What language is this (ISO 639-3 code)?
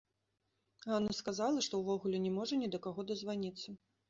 bel